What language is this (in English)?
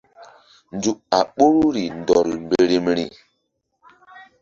Mbum